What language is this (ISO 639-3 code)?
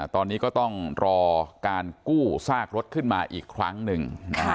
tha